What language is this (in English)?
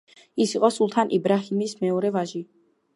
Georgian